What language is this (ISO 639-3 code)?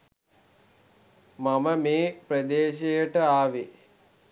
sin